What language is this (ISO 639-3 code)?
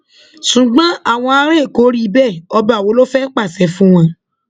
yor